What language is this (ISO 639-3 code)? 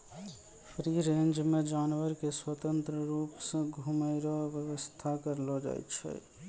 mai